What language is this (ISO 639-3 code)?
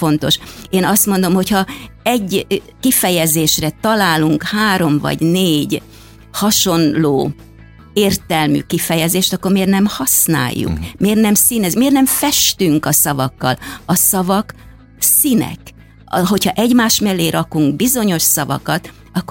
hun